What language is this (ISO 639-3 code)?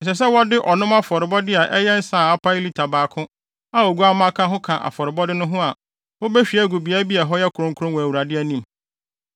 aka